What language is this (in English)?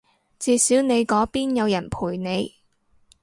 Cantonese